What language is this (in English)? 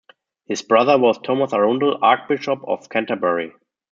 English